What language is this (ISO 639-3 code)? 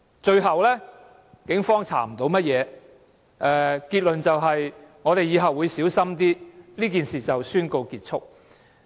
yue